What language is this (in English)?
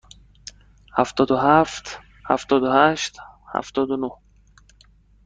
Persian